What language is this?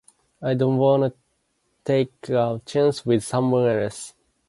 English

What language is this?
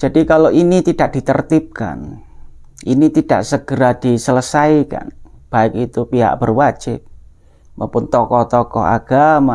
Indonesian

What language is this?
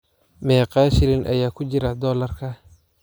Somali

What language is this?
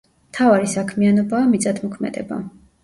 Georgian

